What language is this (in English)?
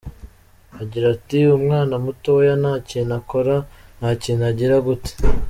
Kinyarwanda